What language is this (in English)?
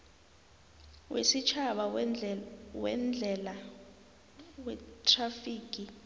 South Ndebele